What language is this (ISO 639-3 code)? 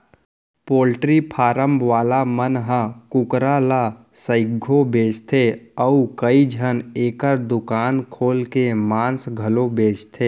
hne